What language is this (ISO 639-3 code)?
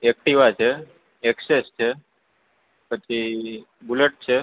guj